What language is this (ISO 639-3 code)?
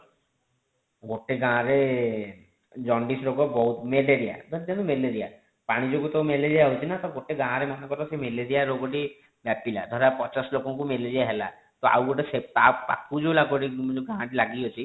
ori